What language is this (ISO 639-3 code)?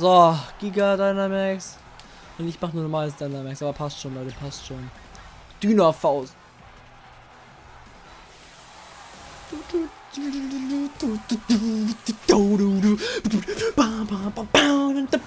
deu